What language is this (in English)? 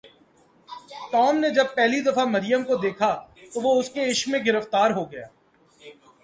Urdu